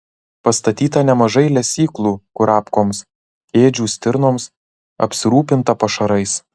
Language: Lithuanian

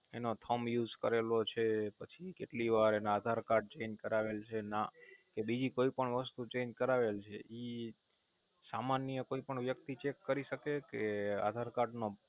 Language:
Gujarati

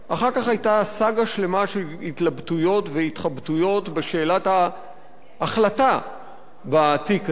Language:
Hebrew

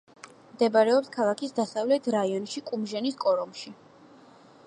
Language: Georgian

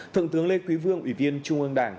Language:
Vietnamese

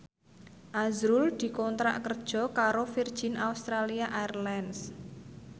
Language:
Javanese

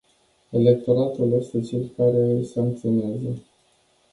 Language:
Romanian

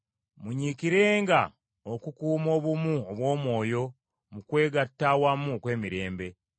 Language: Ganda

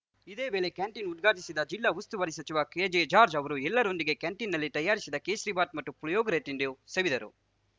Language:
Kannada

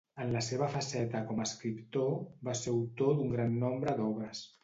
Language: Catalan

